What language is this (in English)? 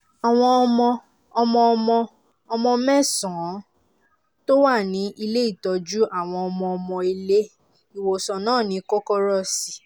Yoruba